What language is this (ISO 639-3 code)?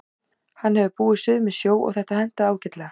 isl